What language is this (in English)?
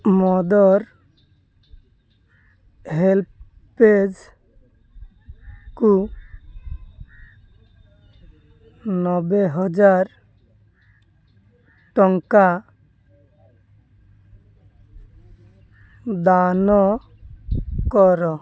Odia